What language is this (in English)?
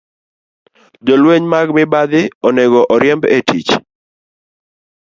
Luo (Kenya and Tanzania)